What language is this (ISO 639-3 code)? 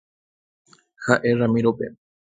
grn